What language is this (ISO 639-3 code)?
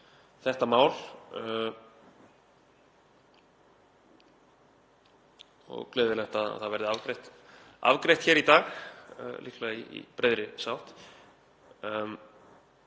isl